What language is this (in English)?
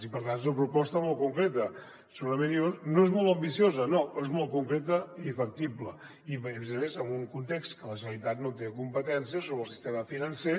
Catalan